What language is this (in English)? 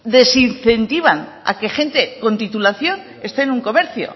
Spanish